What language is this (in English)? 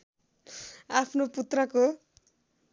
Nepali